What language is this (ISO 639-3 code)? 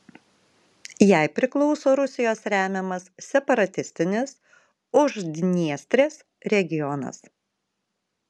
lit